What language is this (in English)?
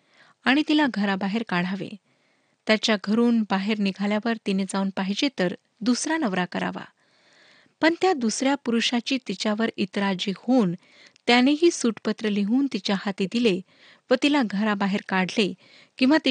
Marathi